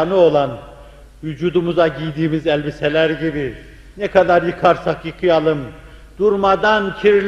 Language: Turkish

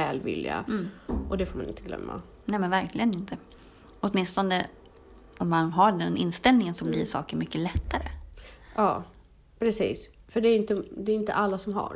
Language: Swedish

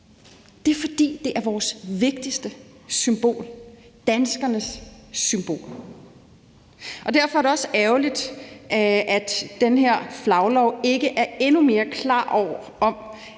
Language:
Danish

